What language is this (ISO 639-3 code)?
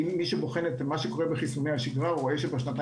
heb